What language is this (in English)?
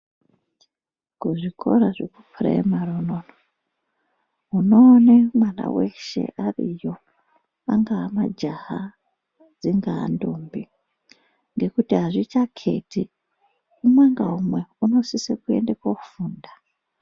Ndau